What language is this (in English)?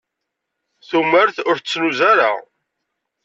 Kabyle